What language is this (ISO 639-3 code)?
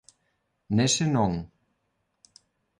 glg